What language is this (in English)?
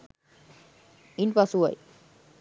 Sinhala